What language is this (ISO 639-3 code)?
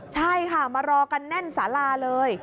tha